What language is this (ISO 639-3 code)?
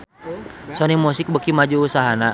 sun